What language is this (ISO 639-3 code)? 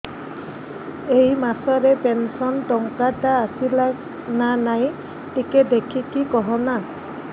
ori